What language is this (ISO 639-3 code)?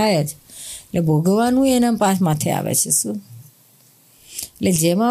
guj